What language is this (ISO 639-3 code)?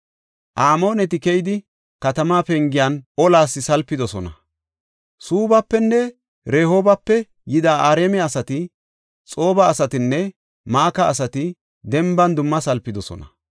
gof